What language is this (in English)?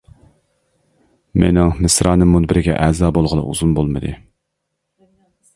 Uyghur